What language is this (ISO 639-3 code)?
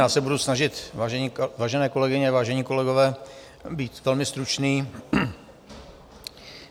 ces